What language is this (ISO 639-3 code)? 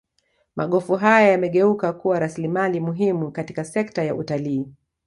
swa